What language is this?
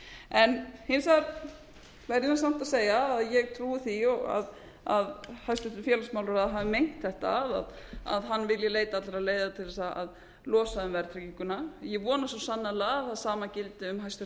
Icelandic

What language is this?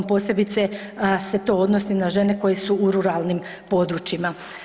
Croatian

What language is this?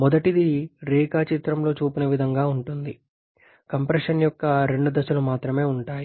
Telugu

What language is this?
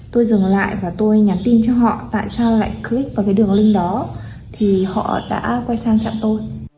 Vietnamese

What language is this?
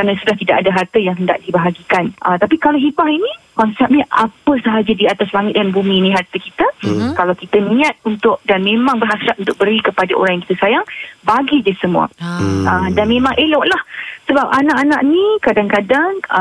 Malay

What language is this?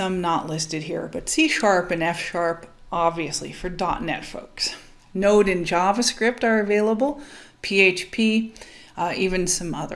English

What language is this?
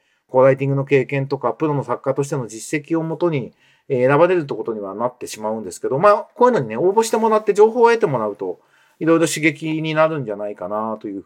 Japanese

